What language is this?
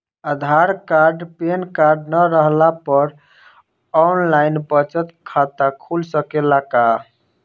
Bhojpuri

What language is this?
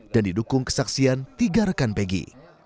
Indonesian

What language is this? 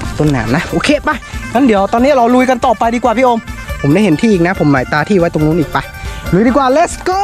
Thai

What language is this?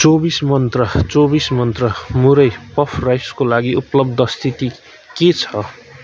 Nepali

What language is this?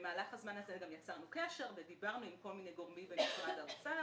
Hebrew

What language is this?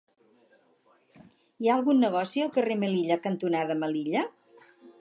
Catalan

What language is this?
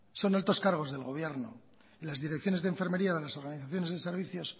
Spanish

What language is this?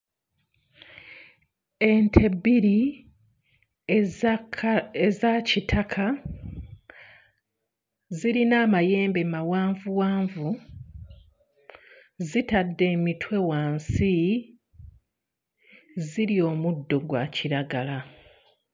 Ganda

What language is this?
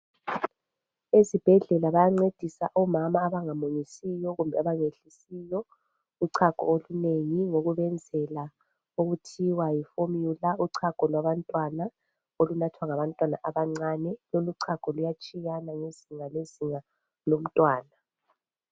North Ndebele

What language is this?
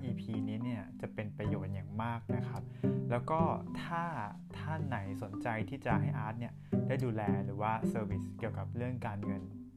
Thai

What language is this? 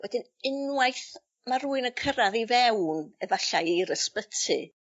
Welsh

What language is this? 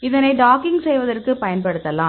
Tamil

